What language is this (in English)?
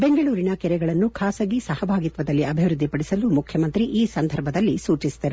Kannada